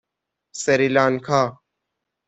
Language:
Persian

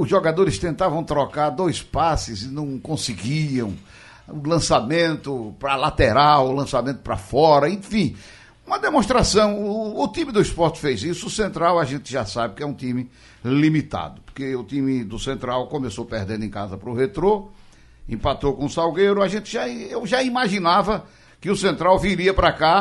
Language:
Portuguese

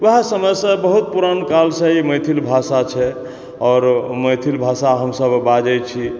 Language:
Maithili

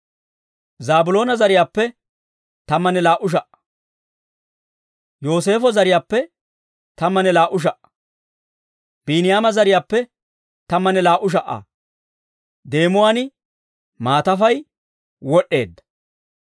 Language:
Dawro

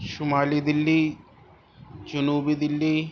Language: Urdu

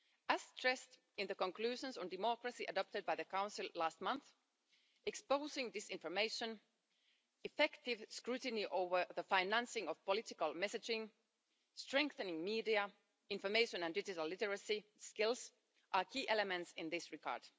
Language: English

